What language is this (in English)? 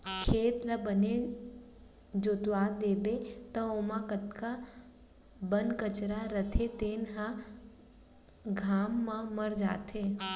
Chhattisgarhi